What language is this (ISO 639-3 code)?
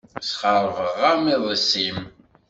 kab